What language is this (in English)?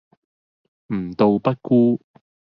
Cantonese